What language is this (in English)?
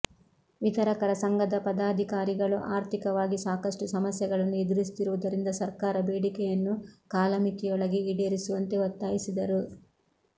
Kannada